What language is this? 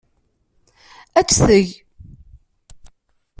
Kabyle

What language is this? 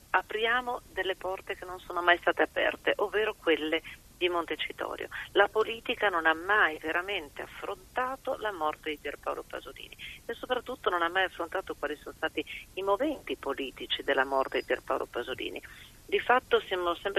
Italian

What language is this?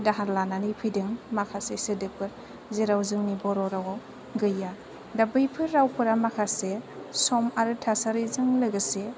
Bodo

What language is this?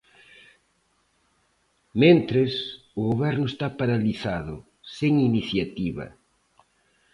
Galician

